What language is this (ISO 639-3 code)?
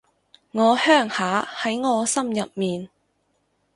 yue